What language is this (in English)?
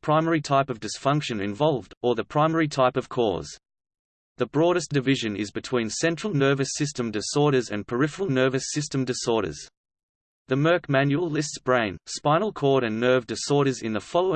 English